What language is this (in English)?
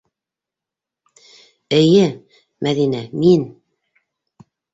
Bashkir